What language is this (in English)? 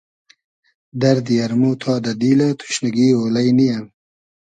Hazaragi